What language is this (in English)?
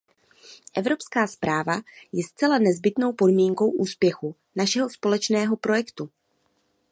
Czech